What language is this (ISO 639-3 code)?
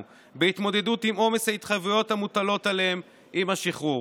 heb